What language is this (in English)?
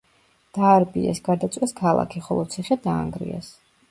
Georgian